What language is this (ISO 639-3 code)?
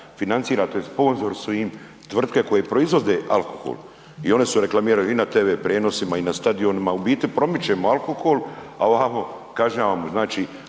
hrv